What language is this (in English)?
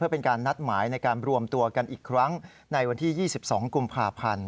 Thai